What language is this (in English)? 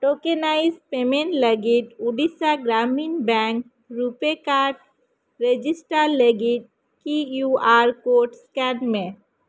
Santali